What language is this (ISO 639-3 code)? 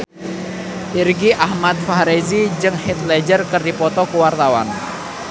sun